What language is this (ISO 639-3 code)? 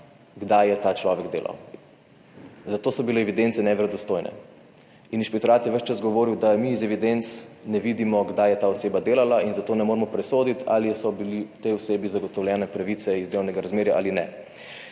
slv